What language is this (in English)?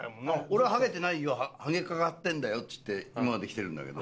Japanese